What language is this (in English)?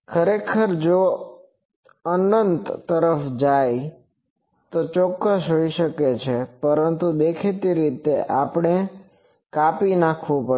Gujarati